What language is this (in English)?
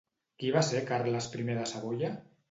Catalan